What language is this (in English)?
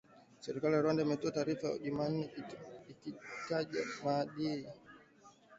Swahili